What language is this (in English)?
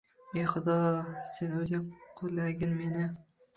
Uzbek